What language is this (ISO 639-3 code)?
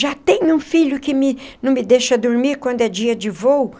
por